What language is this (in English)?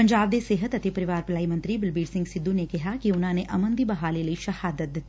Punjabi